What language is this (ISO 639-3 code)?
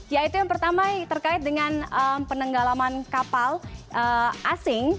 ind